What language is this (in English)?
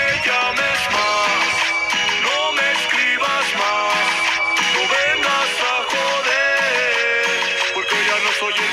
Spanish